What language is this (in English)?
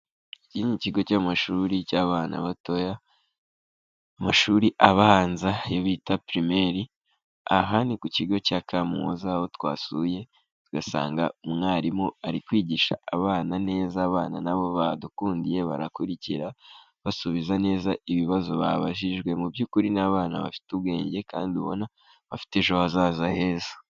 Kinyarwanda